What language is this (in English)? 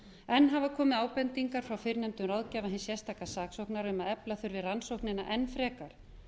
Icelandic